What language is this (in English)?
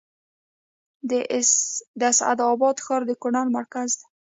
Pashto